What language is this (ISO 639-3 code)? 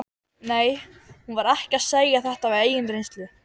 isl